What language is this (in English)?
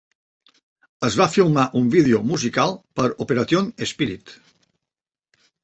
Catalan